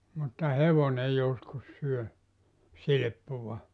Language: Finnish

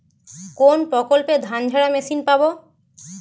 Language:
Bangla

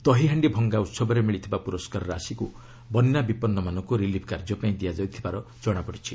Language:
Odia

